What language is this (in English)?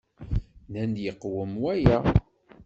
Kabyle